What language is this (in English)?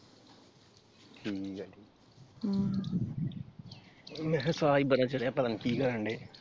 Punjabi